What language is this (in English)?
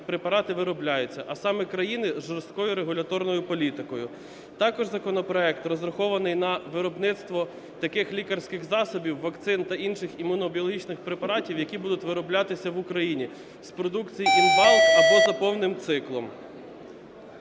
Ukrainian